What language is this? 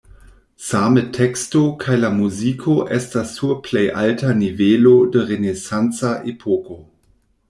Esperanto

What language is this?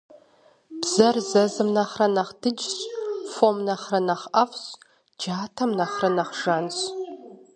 Kabardian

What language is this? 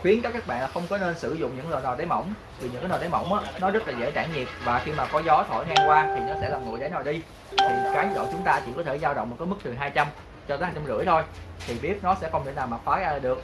Vietnamese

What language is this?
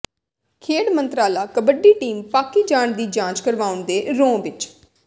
Punjabi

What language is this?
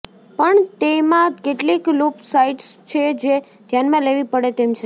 Gujarati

